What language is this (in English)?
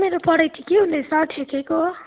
Nepali